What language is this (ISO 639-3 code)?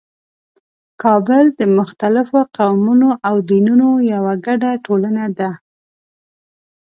pus